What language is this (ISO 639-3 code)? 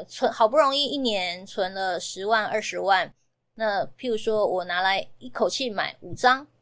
zho